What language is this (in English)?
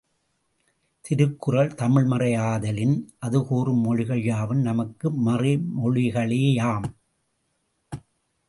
Tamil